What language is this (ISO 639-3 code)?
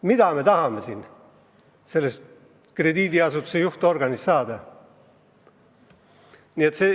est